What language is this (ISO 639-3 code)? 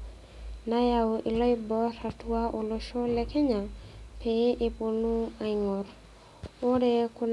mas